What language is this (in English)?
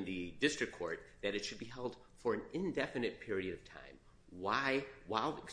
English